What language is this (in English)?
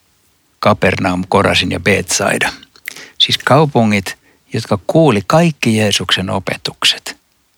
Finnish